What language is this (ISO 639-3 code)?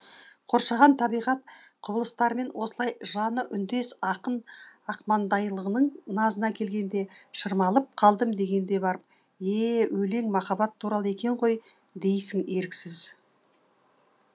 kaz